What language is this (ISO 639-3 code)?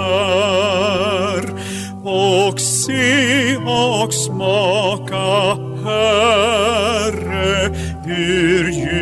swe